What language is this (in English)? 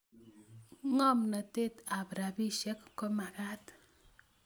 Kalenjin